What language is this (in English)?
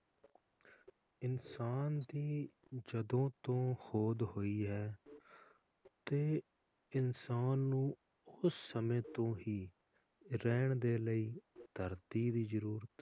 Punjabi